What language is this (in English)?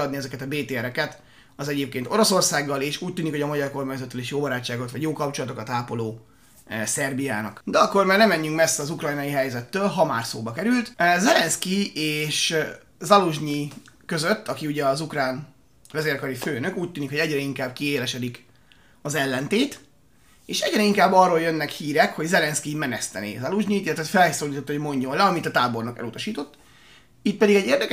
Hungarian